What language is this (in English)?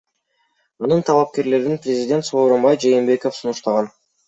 Kyrgyz